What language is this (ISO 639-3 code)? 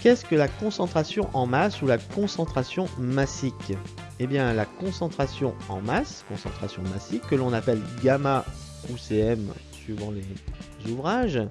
fra